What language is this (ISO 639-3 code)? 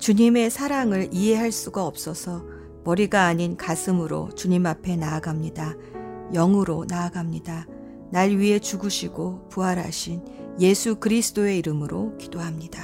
kor